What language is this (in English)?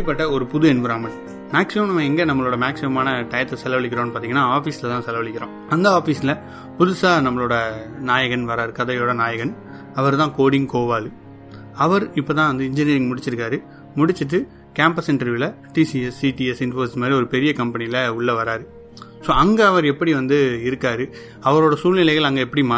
Tamil